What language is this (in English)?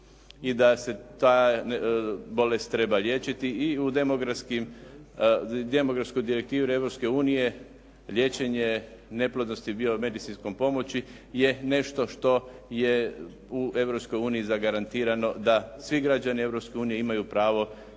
Croatian